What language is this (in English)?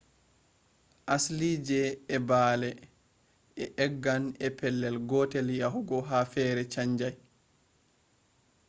Fula